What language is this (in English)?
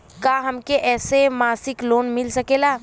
Bhojpuri